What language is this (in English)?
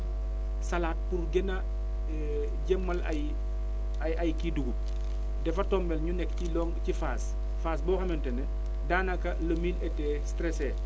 Wolof